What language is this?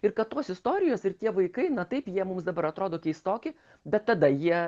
Lithuanian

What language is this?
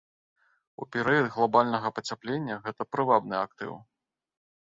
Belarusian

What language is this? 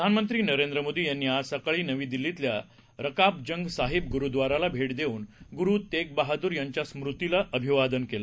Marathi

